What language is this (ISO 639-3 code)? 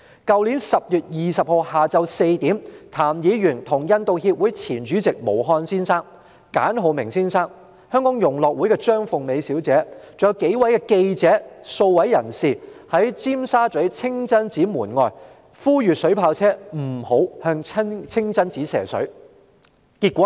yue